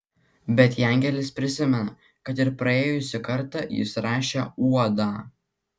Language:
Lithuanian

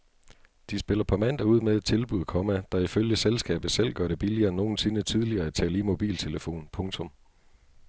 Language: Danish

